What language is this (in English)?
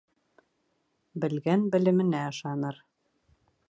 Bashkir